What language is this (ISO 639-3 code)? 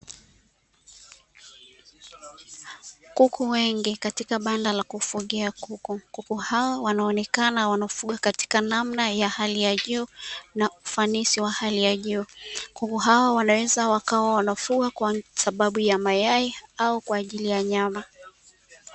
swa